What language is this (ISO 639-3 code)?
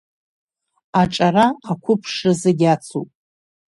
abk